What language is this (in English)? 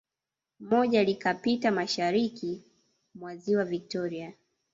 Swahili